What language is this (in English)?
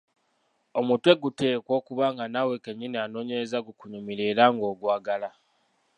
Ganda